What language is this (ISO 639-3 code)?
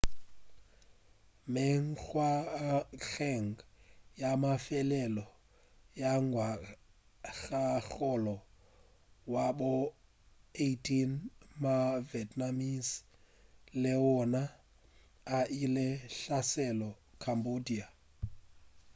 nso